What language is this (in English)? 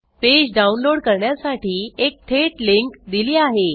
Marathi